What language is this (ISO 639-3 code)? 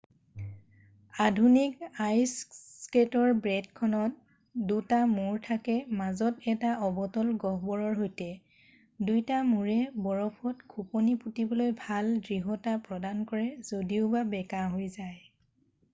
asm